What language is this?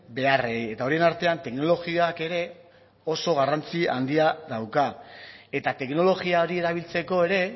Basque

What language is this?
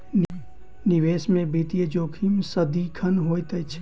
Maithili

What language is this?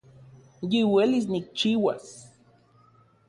Central Puebla Nahuatl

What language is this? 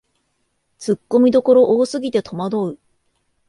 Japanese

